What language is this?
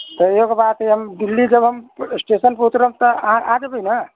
Maithili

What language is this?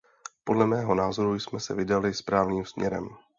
Czech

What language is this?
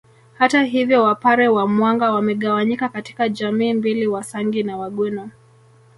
Swahili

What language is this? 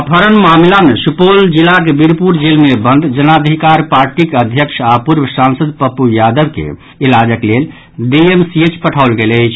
Maithili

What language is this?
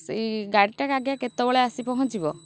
Odia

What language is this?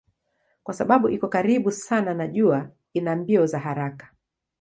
Swahili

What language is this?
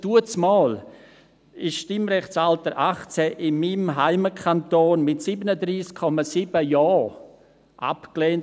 Swiss German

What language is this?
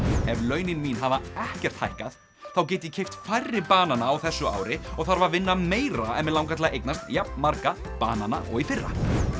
Icelandic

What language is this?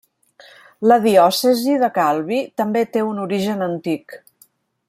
Catalan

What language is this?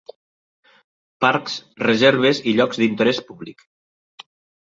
Catalan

